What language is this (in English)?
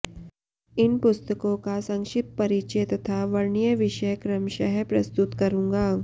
Sanskrit